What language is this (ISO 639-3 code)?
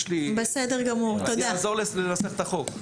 heb